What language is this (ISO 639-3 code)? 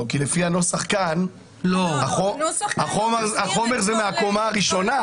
heb